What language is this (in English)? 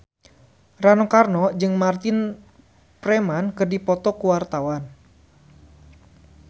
Sundanese